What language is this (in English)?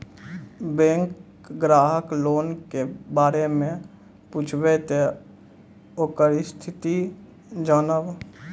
Maithili